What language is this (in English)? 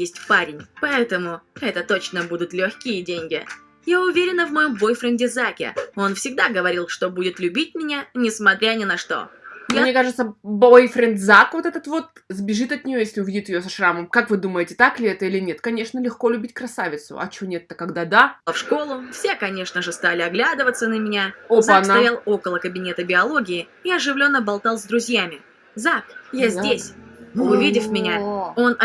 Russian